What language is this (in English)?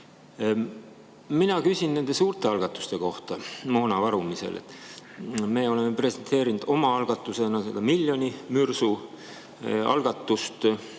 Estonian